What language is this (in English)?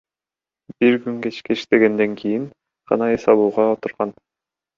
Kyrgyz